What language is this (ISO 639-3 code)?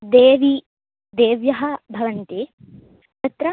san